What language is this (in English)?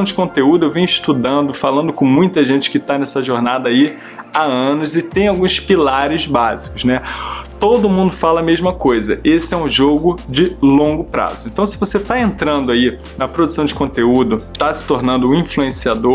Portuguese